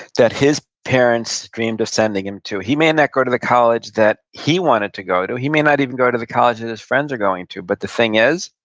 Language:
English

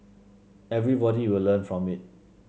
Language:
English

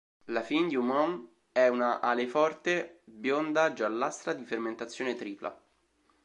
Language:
Italian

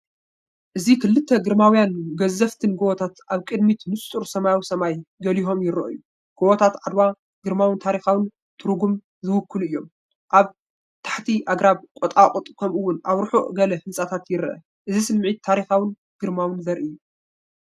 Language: Tigrinya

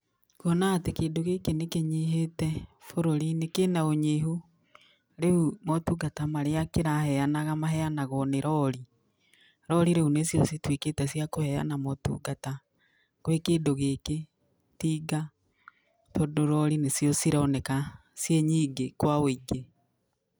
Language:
Kikuyu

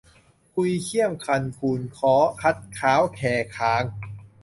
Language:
Thai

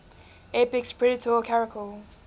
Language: English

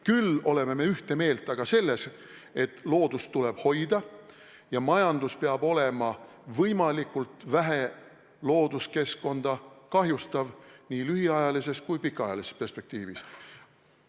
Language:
Estonian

